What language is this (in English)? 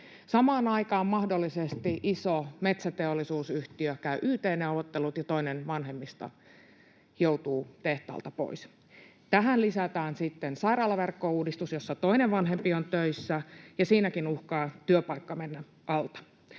Finnish